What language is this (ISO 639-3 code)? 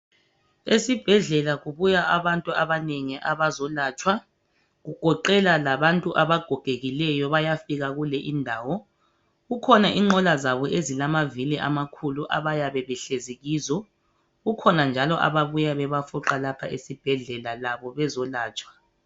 nde